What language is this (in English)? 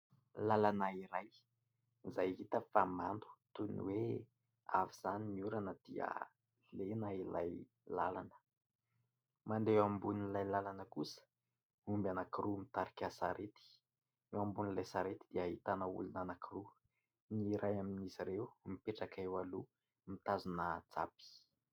Malagasy